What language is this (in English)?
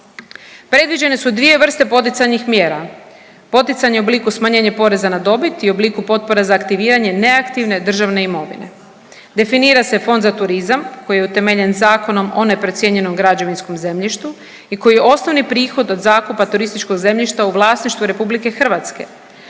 Croatian